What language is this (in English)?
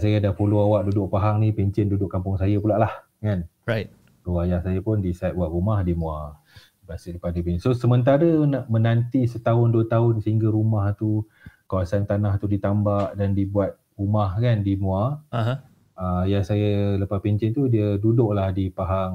Malay